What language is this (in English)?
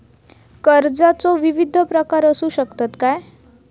Marathi